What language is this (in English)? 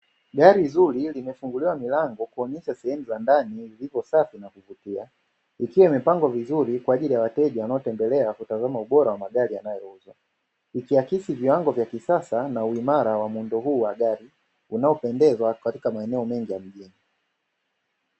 Swahili